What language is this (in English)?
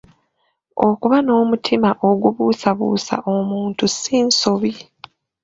Ganda